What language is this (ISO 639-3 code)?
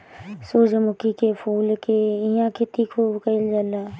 bho